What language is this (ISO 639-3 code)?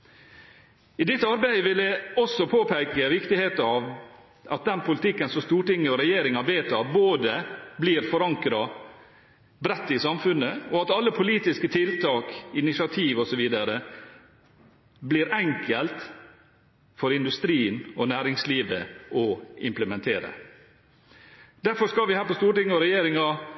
nob